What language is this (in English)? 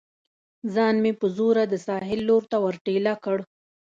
Pashto